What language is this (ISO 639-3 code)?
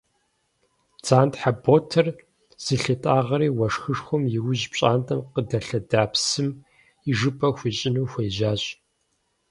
kbd